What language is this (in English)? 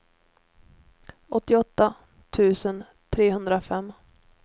Swedish